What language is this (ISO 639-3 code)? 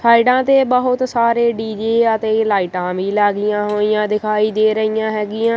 pan